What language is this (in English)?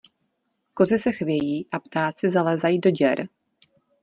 Czech